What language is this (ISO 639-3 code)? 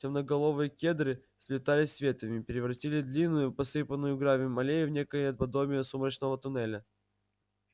rus